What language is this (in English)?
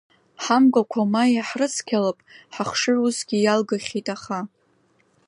Abkhazian